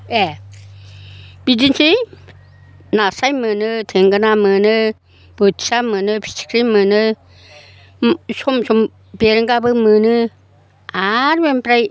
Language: Bodo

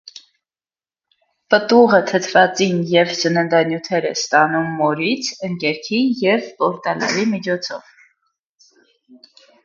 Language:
Armenian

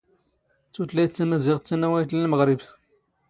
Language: Standard Moroccan Tamazight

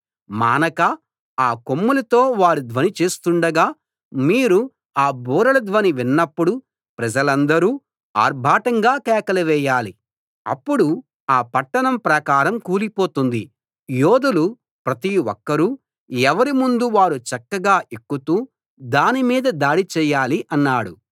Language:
Telugu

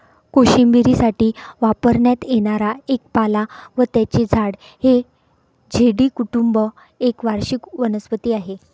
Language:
Marathi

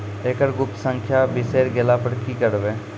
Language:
Maithili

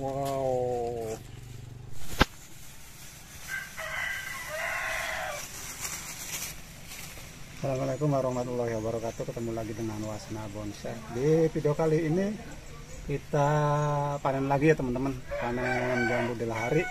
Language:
Indonesian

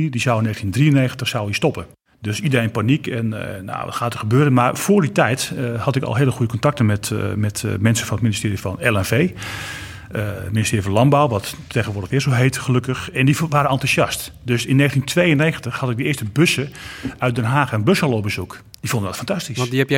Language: Dutch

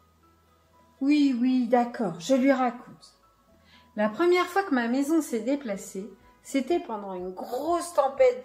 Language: French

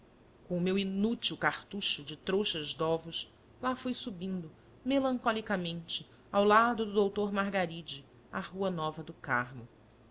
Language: Portuguese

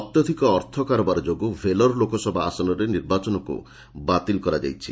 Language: Odia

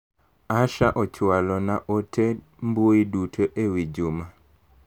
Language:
Luo (Kenya and Tanzania)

